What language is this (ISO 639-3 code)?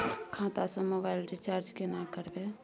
mai